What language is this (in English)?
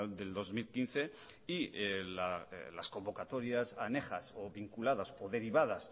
Spanish